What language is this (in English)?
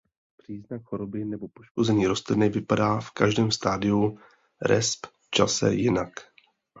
Czech